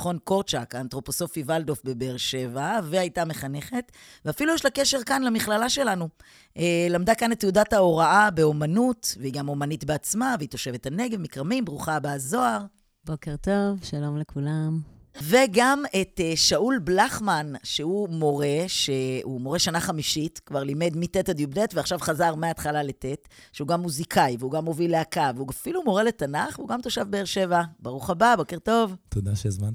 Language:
Hebrew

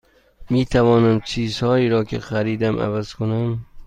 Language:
Persian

